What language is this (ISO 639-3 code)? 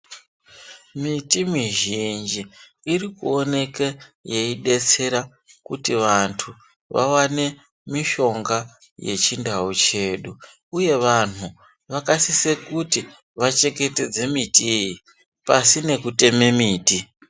ndc